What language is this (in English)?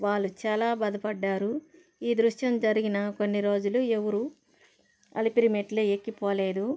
Telugu